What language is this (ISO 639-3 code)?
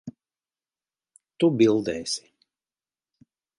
lav